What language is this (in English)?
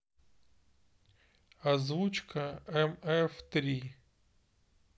Russian